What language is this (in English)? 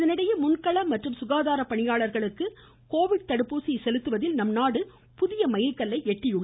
Tamil